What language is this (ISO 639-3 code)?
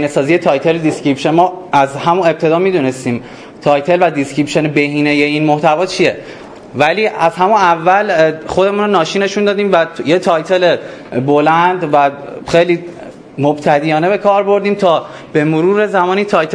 fas